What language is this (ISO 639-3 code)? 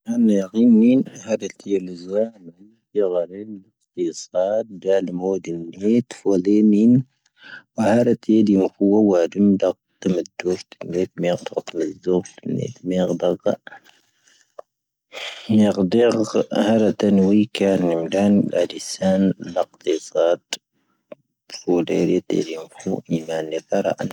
thv